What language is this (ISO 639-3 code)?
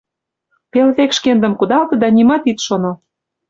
chm